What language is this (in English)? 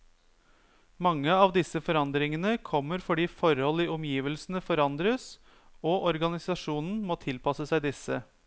Norwegian